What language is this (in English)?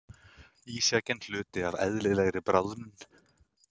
Icelandic